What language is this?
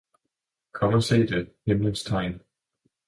Danish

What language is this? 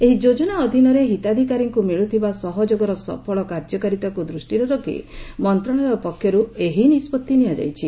Odia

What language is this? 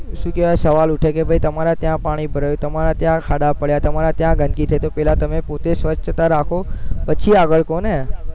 Gujarati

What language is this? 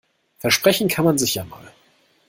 German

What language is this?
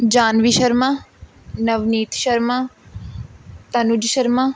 Punjabi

